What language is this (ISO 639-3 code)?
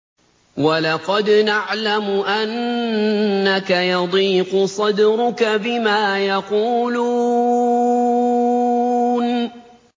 ara